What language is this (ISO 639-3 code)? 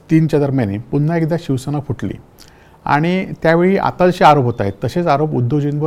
mar